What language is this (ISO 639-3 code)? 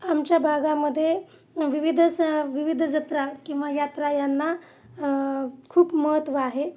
mar